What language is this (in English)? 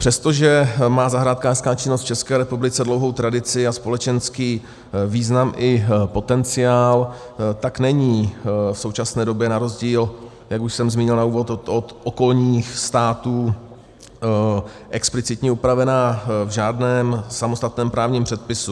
Czech